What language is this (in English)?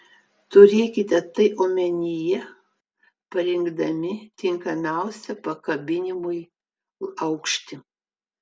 Lithuanian